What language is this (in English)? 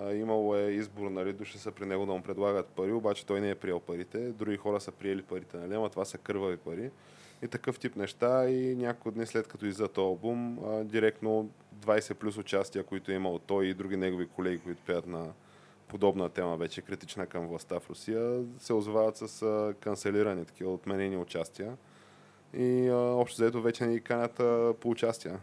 Bulgarian